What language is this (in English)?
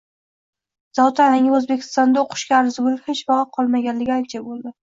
Uzbek